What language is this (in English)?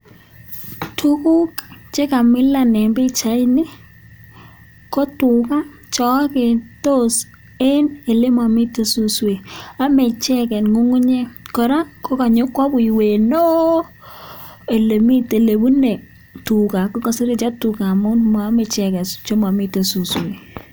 Kalenjin